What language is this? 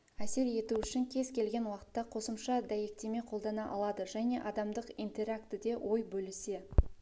Kazakh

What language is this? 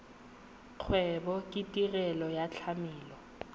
Tswana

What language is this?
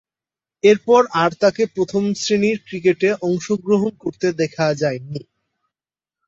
Bangla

